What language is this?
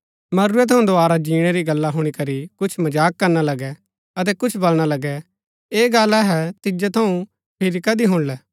Gaddi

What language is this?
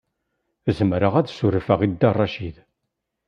Kabyle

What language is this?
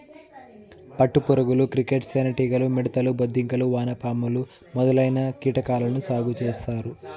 Telugu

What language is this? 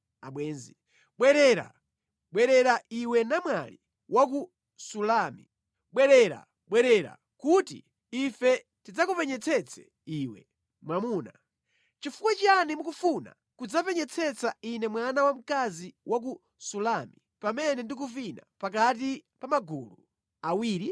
Nyanja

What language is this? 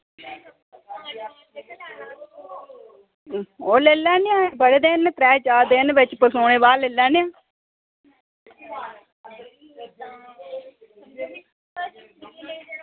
Dogri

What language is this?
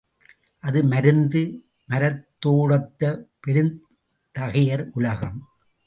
Tamil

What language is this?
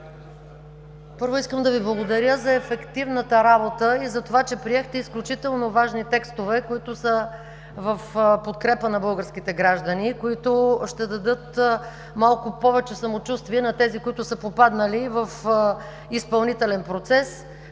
Bulgarian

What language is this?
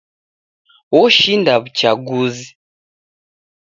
Taita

